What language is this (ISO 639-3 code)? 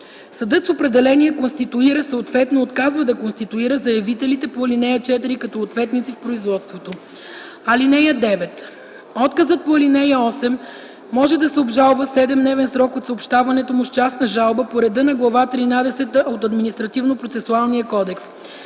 bul